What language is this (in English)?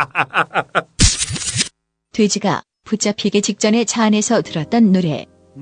Korean